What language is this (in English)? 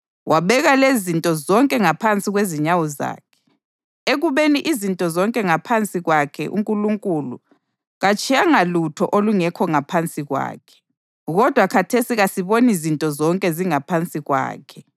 North Ndebele